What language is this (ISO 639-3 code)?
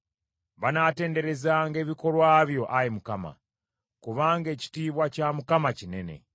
lug